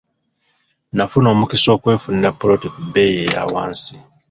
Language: Ganda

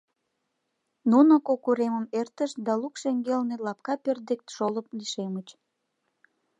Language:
Mari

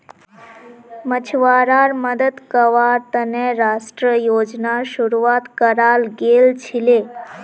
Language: Magahi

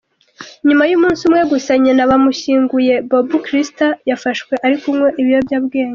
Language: Kinyarwanda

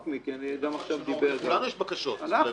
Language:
Hebrew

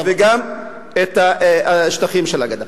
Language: Hebrew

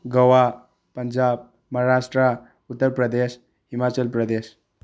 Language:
Manipuri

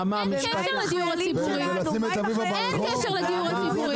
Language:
Hebrew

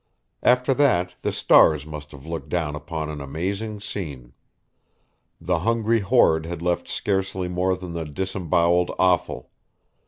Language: English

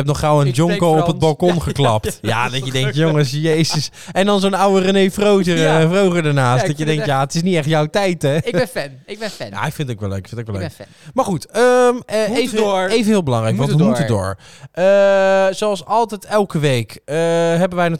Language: Dutch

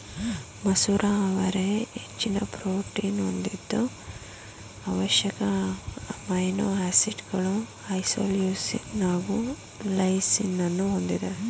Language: Kannada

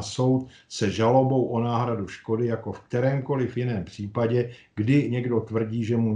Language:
Czech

